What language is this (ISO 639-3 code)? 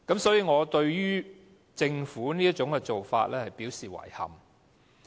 yue